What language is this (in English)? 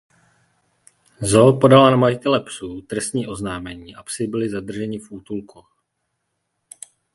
Czech